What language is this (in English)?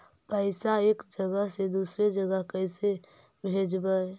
Magahi